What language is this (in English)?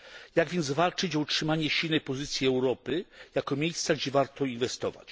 Polish